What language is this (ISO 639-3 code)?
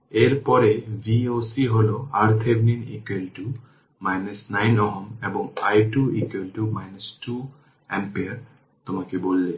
ben